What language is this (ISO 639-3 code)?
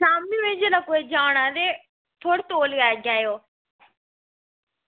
doi